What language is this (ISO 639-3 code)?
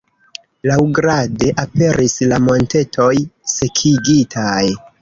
epo